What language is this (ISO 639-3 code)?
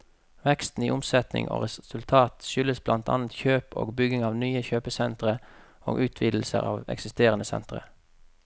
nor